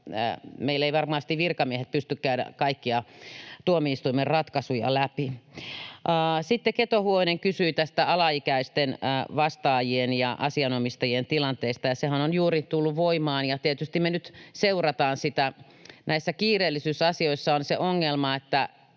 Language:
Finnish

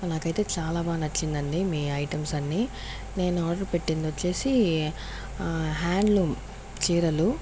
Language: Telugu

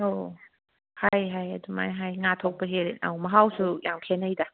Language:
Manipuri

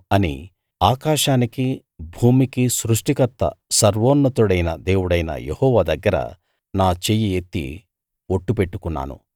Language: Telugu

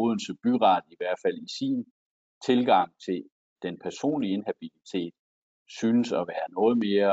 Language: Danish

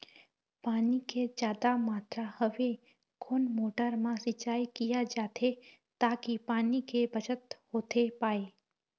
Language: Chhattisgarhi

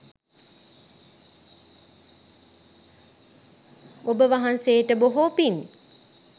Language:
Sinhala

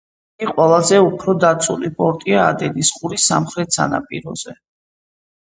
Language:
Georgian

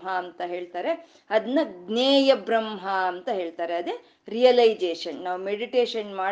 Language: Kannada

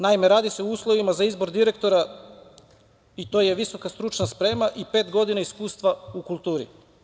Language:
Serbian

